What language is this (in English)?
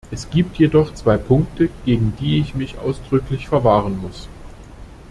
German